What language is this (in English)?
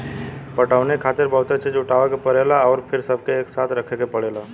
Bhojpuri